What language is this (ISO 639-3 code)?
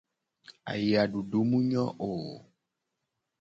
gej